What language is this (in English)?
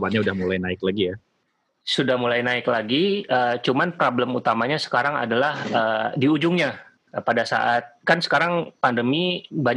Indonesian